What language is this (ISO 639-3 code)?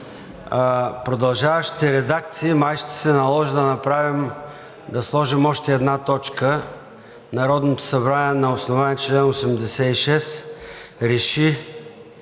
bul